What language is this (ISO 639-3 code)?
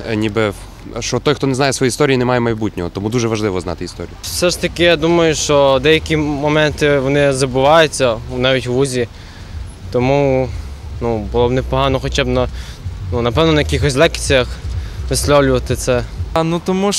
ukr